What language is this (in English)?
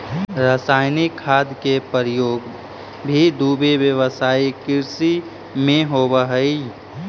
Magahi